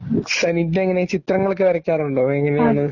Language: Malayalam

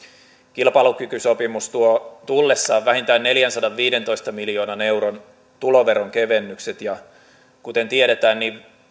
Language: Finnish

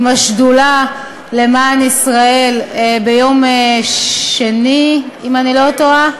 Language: Hebrew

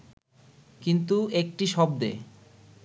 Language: Bangla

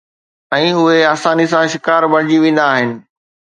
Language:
Sindhi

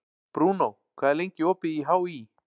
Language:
Icelandic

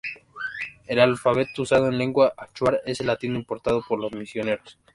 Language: Spanish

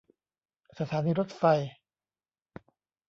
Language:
Thai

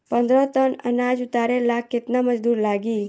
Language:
Bhojpuri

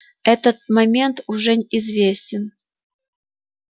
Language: Russian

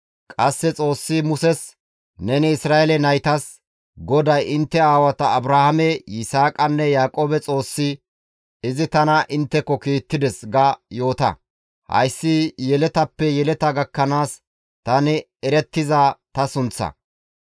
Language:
Gamo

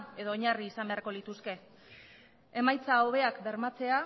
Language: Basque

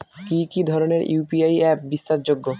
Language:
Bangla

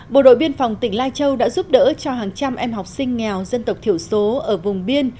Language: Vietnamese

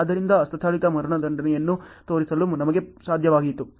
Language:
Kannada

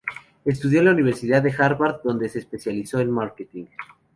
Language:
Spanish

